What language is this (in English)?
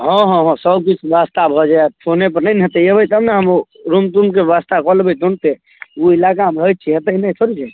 Maithili